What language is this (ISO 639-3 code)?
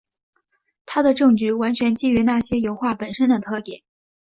zho